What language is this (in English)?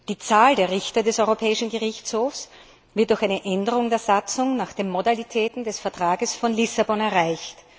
German